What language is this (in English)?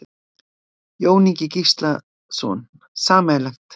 Icelandic